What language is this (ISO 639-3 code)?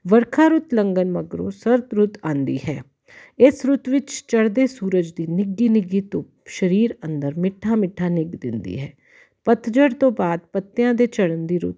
pan